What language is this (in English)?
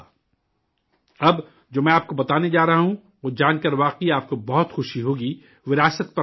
Urdu